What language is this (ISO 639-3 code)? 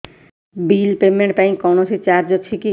ori